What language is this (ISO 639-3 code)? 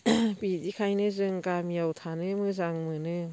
brx